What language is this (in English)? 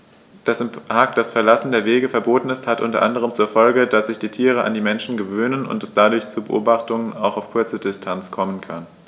German